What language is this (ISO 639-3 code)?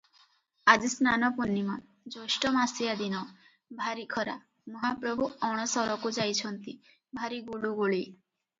ori